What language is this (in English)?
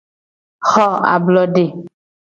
Gen